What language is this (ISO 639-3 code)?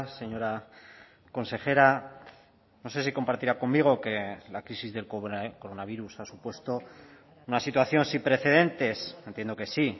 spa